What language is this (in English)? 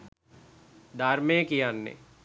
Sinhala